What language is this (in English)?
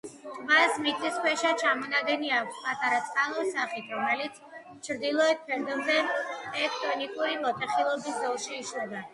Georgian